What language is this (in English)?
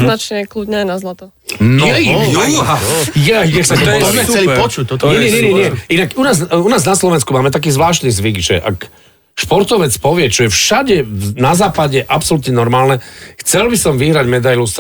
Slovak